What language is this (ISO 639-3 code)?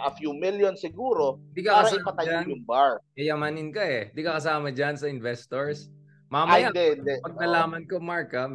fil